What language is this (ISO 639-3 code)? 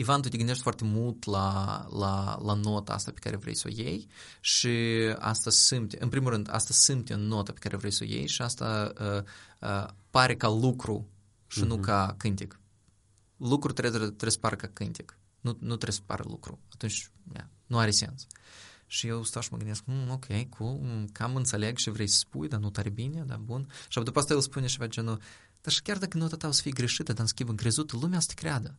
ron